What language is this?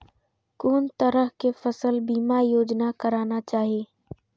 Maithili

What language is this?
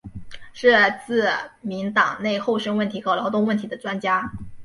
Chinese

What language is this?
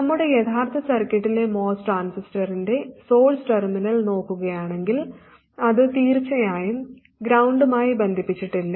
Malayalam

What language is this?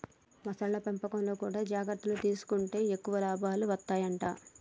Telugu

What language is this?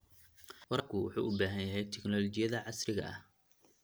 Somali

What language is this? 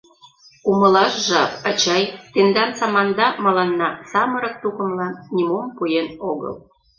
Mari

